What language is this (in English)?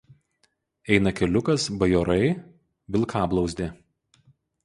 Lithuanian